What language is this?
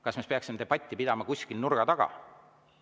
Estonian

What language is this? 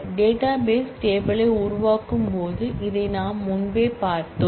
Tamil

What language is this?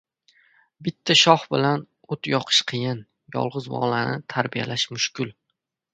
Uzbek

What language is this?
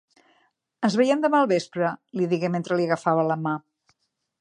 Catalan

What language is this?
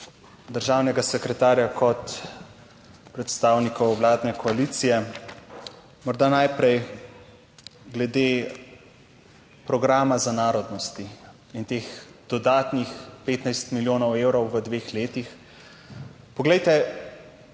Slovenian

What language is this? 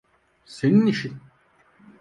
Turkish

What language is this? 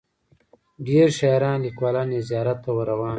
Pashto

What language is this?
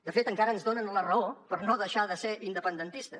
Catalan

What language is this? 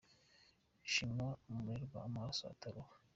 Kinyarwanda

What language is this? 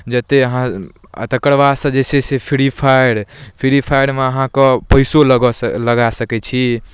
Maithili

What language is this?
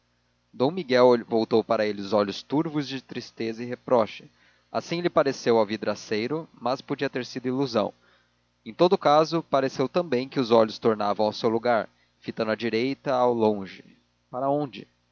Portuguese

